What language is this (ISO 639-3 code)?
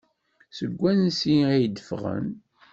kab